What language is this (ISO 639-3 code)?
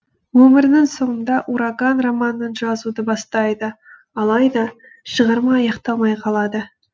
kaz